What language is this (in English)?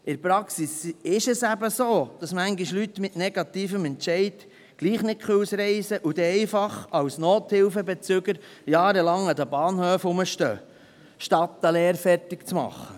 Swiss German